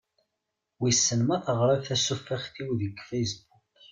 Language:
Kabyle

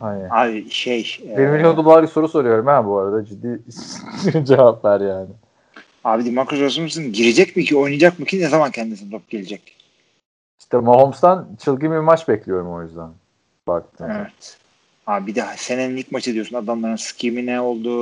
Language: Turkish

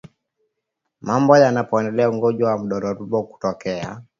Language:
Swahili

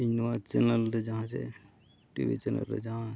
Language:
Santali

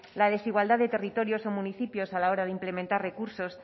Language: Spanish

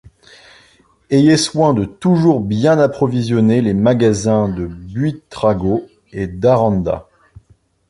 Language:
French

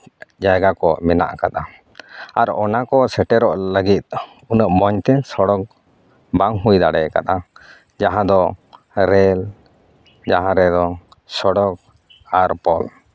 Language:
Santali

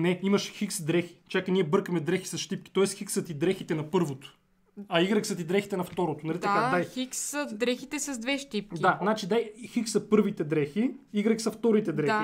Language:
Bulgarian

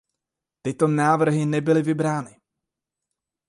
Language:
Czech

